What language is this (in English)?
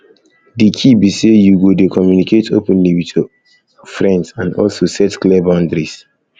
Nigerian Pidgin